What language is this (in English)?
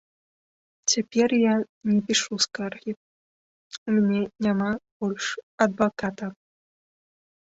Belarusian